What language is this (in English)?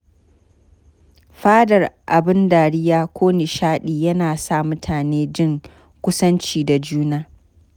Hausa